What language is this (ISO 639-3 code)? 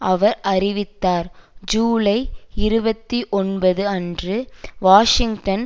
tam